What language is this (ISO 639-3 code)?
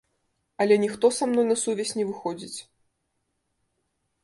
bel